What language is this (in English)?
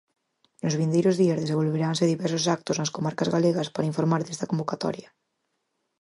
Galician